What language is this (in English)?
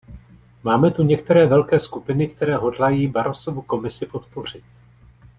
Czech